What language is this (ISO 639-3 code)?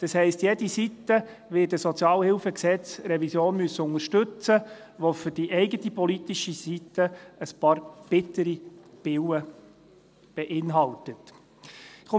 gsw